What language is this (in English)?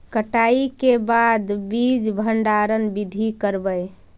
Magahi